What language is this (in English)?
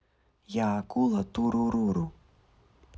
Russian